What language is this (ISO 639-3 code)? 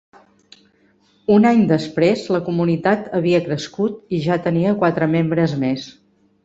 cat